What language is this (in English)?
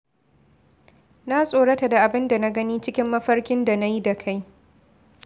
Hausa